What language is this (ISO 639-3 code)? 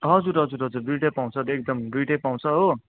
nep